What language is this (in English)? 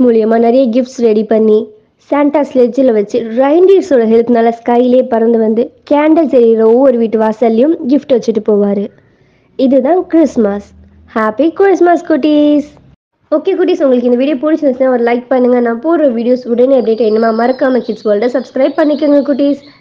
Tamil